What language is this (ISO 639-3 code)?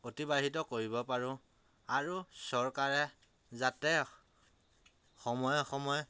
asm